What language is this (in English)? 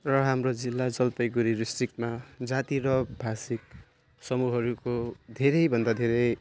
Nepali